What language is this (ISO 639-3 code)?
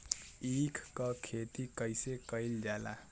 bho